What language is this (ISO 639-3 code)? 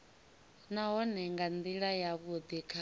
ven